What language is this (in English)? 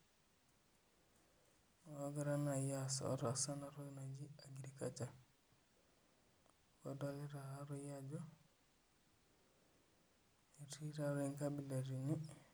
Masai